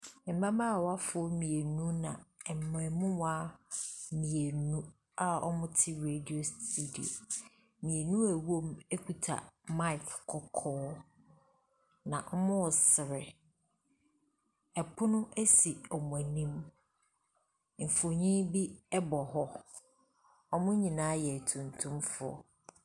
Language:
Akan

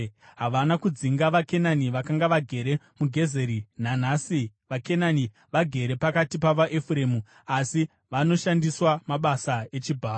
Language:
Shona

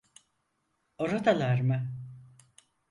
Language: Turkish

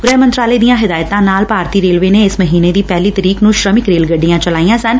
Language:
Punjabi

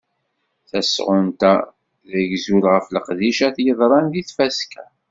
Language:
Kabyle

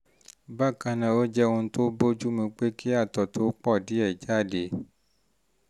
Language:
Yoruba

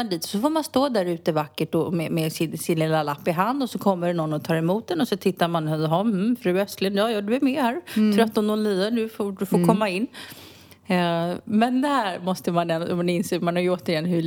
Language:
Swedish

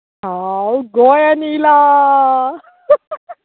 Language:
Konkani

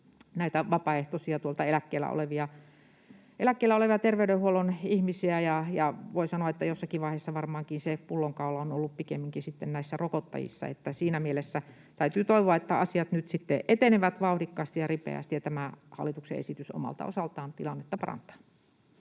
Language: Finnish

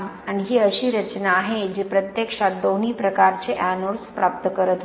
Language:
Marathi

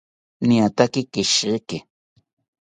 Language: South Ucayali Ashéninka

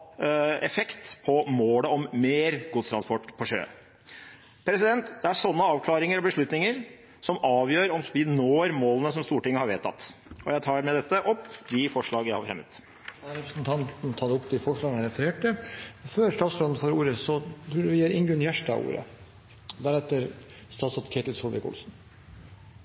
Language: Norwegian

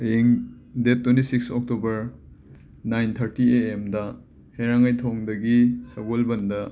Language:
Manipuri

